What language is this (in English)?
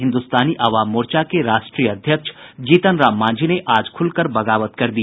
Hindi